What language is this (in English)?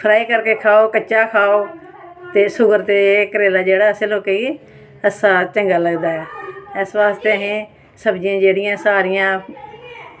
Dogri